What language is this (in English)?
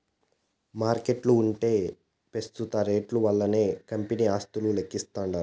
Telugu